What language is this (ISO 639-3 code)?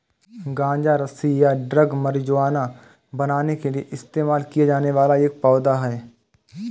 hin